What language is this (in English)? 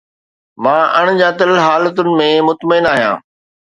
Sindhi